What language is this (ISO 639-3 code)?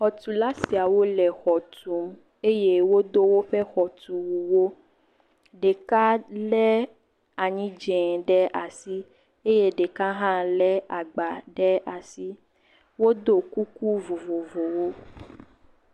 ewe